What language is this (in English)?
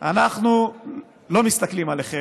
Hebrew